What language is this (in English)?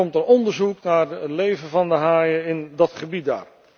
Dutch